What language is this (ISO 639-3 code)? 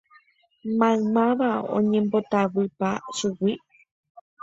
grn